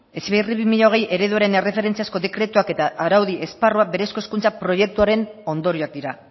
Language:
Basque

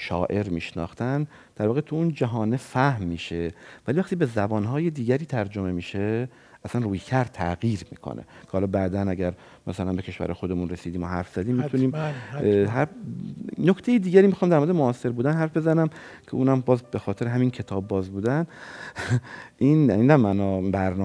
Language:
Persian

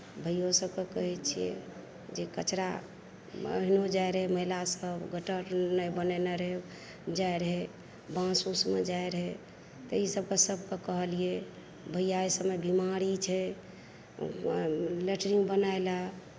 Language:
Maithili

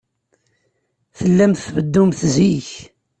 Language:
Kabyle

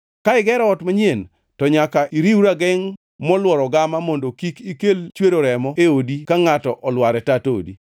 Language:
Luo (Kenya and Tanzania)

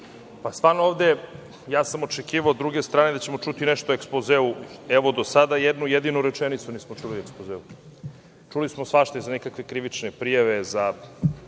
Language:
Serbian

